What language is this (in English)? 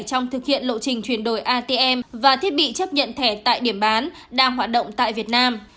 Vietnamese